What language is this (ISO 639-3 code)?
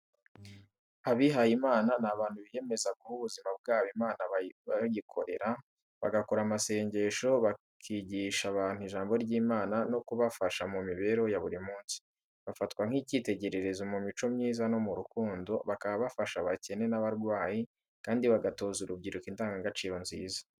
kin